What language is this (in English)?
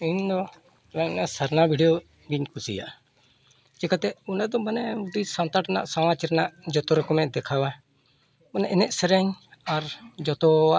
Santali